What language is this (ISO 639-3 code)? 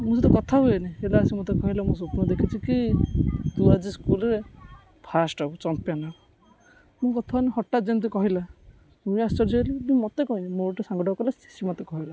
ori